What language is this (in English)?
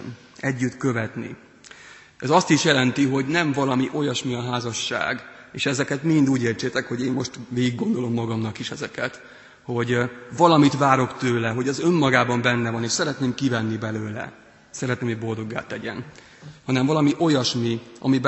Hungarian